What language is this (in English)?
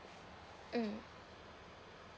English